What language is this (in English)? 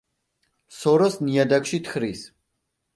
Georgian